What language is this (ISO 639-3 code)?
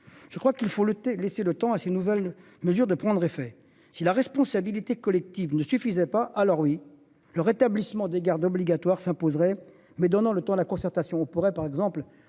fra